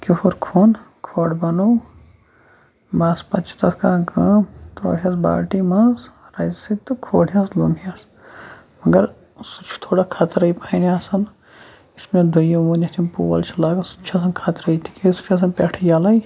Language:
Kashmiri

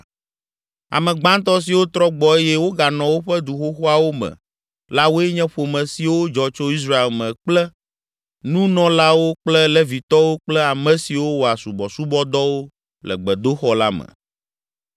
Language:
Ewe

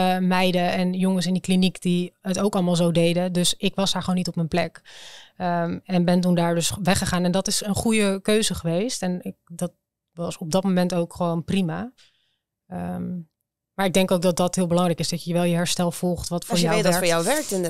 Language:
Dutch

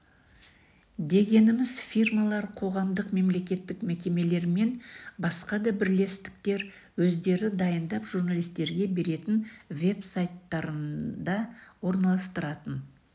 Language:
Kazakh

